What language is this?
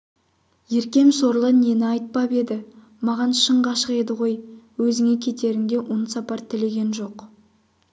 Kazakh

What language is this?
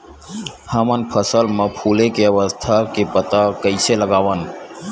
Chhattisgarhi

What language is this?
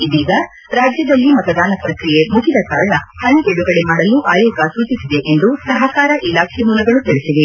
Kannada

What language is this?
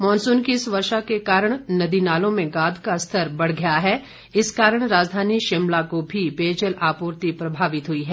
Hindi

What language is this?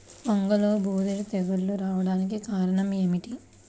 Telugu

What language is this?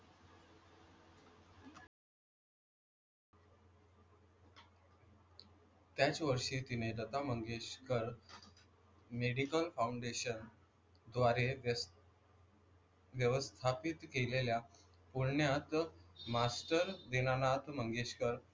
Marathi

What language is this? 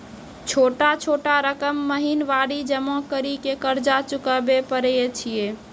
Maithili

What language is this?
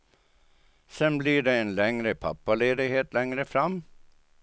Swedish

